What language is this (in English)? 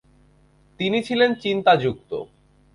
Bangla